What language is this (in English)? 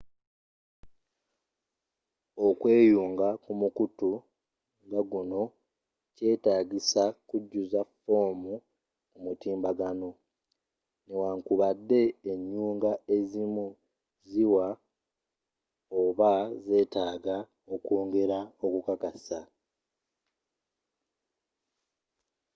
Ganda